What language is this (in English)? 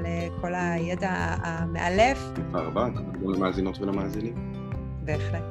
Hebrew